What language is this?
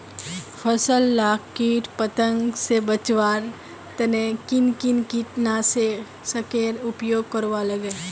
Magahi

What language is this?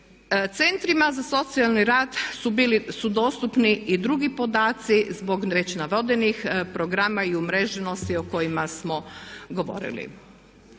Croatian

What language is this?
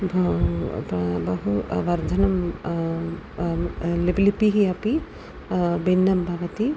Sanskrit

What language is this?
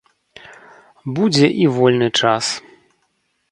Belarusian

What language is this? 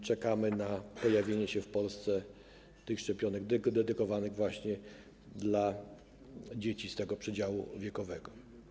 Polish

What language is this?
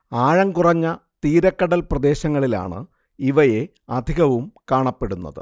Malayalam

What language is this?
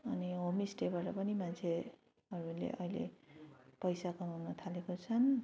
Nepali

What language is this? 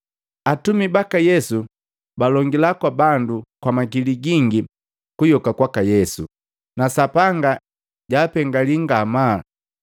Matengo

